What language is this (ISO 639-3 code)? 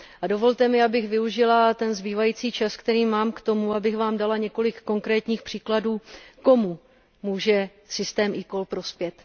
ces